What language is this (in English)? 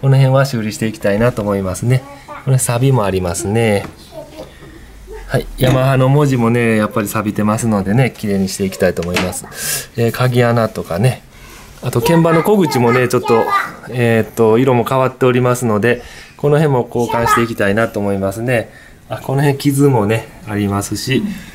Japanese